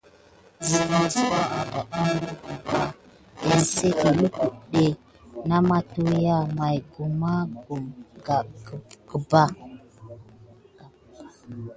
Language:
Gidar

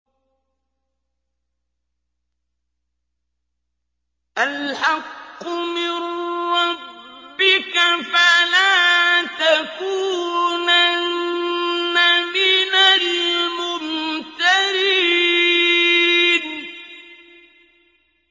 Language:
Arabic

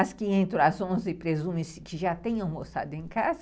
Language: Portuguese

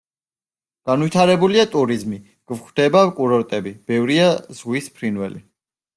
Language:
Georgian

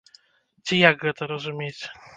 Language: Belarusian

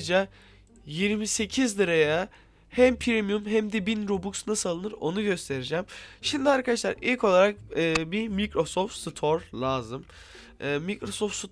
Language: Turkish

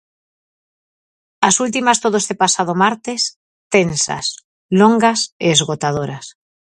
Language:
Galician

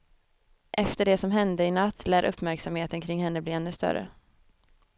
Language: Swedish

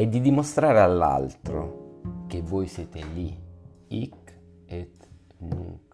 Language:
Italian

